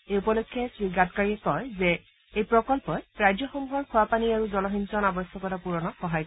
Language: Assamese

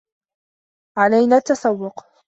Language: Arabic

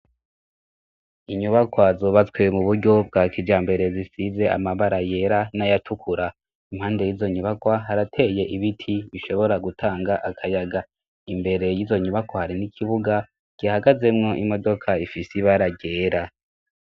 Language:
Rundi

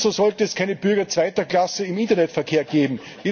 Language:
German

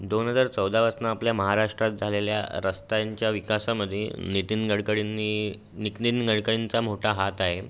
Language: Marathi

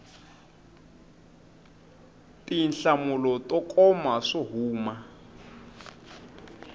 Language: Tsonga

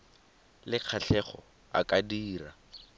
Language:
Tswana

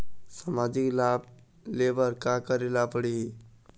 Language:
Chhattisgarhi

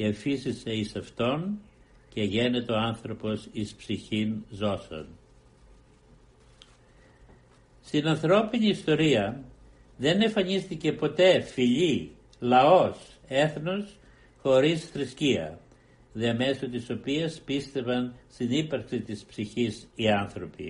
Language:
Greek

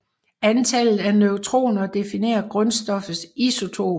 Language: Danish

